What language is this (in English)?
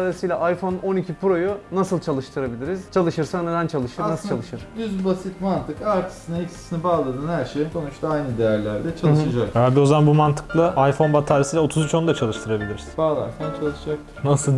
Turkish